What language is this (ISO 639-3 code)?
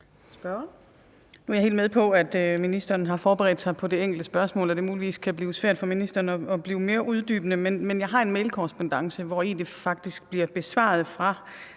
dan